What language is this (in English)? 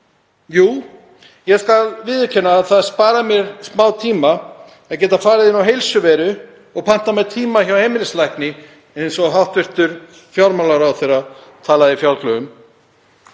Icelandic